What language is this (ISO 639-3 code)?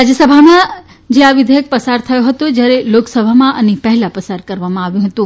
guj